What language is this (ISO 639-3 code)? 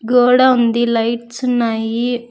tel